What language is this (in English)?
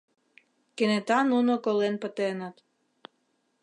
Mari